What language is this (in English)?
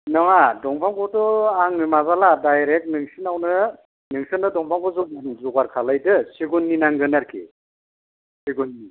Bodo